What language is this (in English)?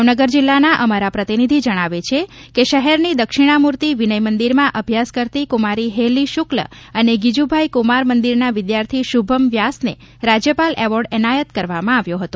Gujarati